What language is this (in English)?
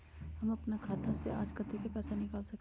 Magahi